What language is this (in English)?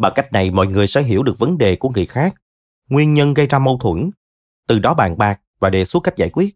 Vietnamese